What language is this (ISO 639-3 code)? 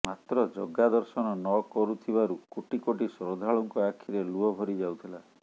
ori